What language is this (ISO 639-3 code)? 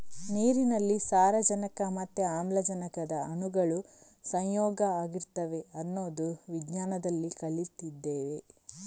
kan